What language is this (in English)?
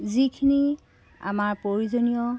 Assamese